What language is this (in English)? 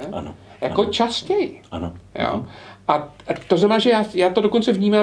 Czech